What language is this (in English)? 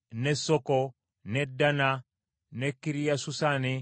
Ganda